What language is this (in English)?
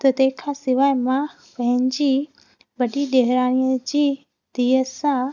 Sindhi